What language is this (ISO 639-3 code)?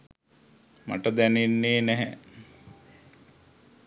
sin